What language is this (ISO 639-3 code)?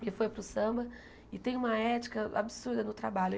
por